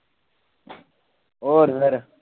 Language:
Punjabi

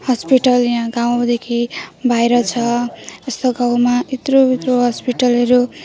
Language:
Nepali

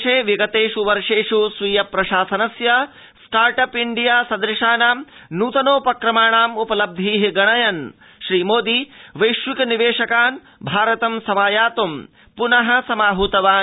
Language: Sanskrit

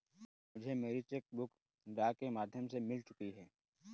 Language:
Hindi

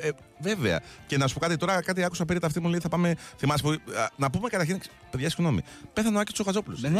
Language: Greek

